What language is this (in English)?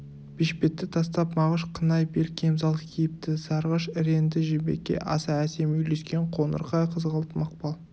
Kazakh